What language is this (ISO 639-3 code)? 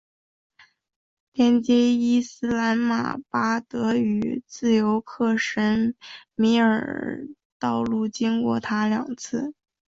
zho